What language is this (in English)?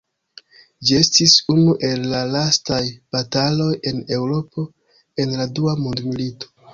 Esperanto